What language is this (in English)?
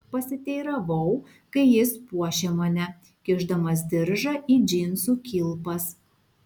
Lithuanian